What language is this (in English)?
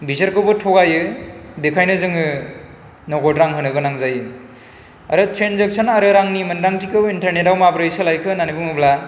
Bodo